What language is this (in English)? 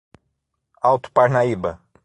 Portuguese